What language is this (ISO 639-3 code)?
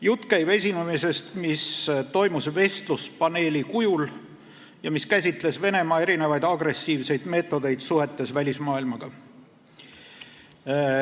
est